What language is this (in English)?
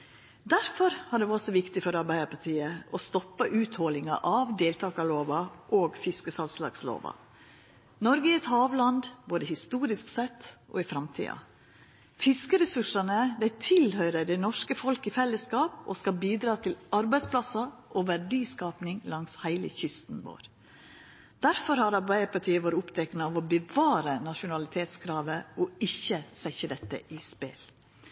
Norwegian Nynorsk